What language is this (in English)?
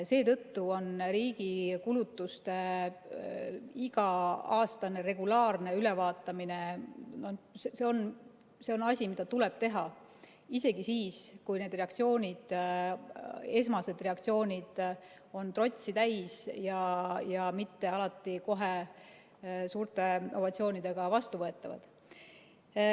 Estonian